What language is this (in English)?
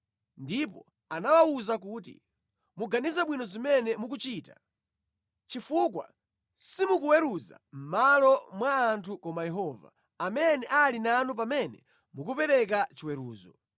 Nyanja